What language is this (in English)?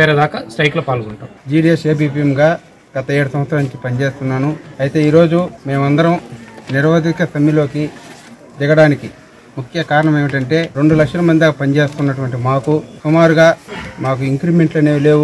Telugu